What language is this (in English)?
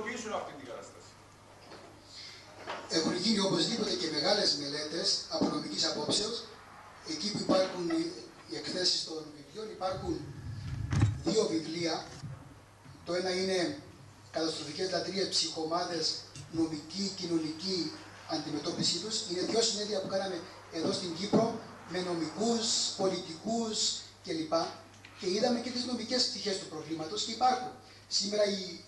Greek